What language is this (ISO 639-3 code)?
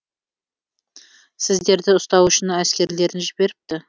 kaz